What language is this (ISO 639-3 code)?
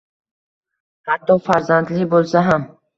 uzb